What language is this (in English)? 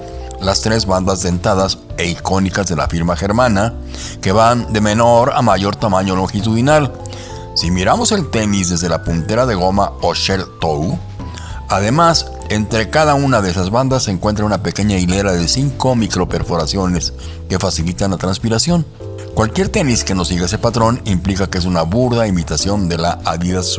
Spanish